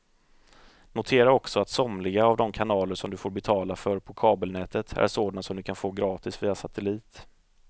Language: Swedish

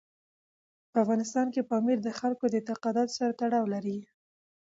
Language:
Pashto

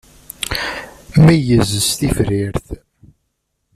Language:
Kabyle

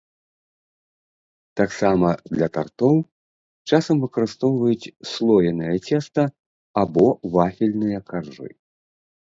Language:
Belarusian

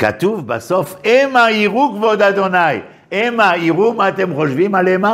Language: Hebrew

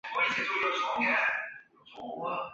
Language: Chinese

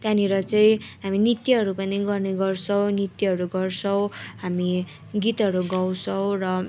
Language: Nepali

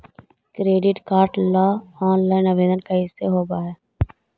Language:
Magahi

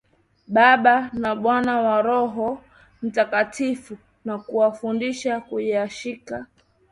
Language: Swahili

